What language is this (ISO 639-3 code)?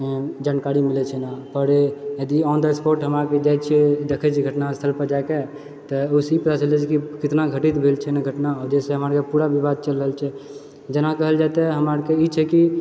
mai